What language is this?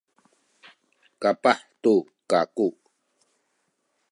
Sakizaya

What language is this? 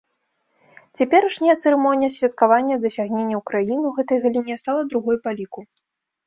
Belarusian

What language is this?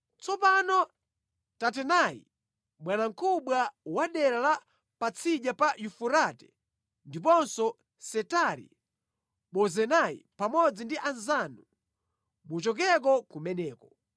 Nyanja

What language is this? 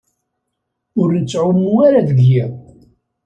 Kabyle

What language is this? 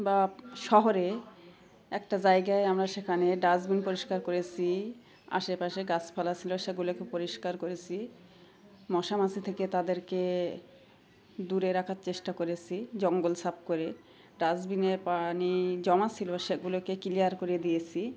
Bangla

